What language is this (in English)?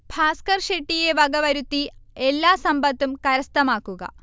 Malayalam